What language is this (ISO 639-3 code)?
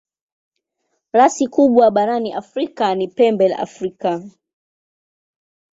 swa